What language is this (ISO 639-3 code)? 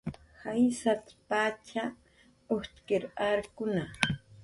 jqr